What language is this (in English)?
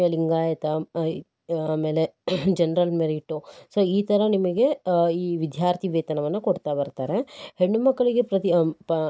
Kannada